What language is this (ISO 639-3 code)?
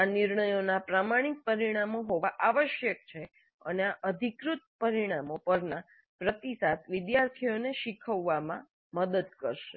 guj